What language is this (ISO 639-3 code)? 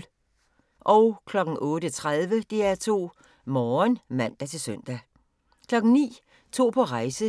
dan